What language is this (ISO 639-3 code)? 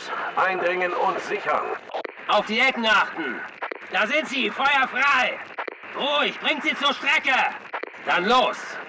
deu